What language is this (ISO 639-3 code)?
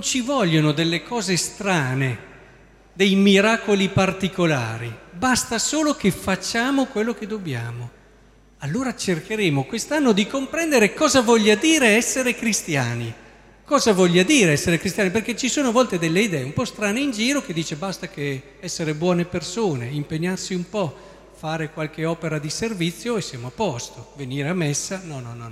ita